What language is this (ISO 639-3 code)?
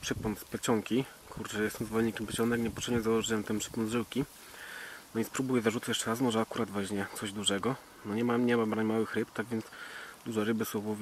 pol